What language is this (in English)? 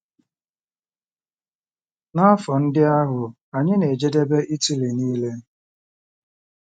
Igbo